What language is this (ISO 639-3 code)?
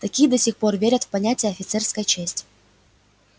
rus